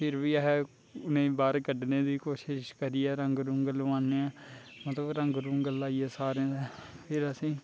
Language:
Dogri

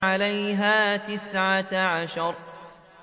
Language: Arabic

